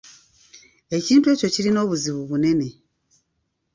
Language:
Ganda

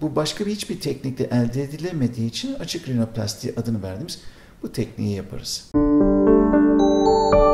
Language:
Turkish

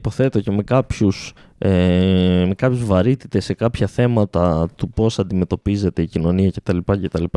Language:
Greek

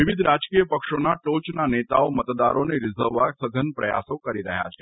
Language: Gujarati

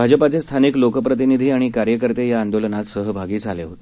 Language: Marathi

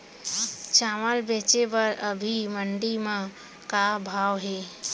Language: Chhattisgarhi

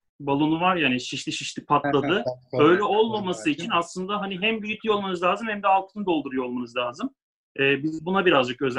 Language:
Turkish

